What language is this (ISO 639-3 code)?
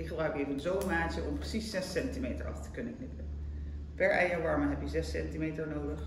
nld